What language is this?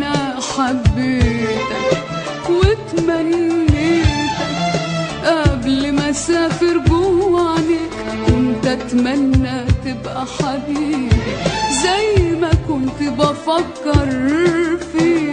Arabic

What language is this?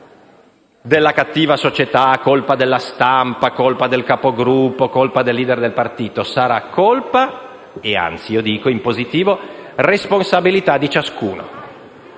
Italian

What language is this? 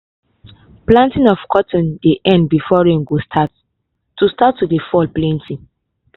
Nigerian Pidgin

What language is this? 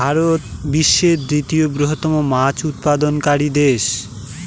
Bangla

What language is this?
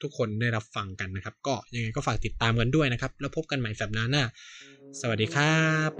Thai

